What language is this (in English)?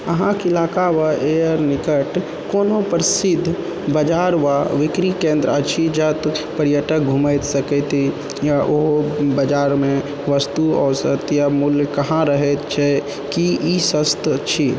Maithili